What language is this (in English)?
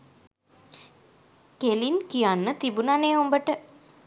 Sinhala